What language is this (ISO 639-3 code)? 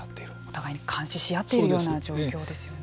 jpn